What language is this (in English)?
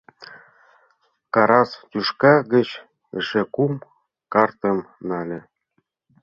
Mari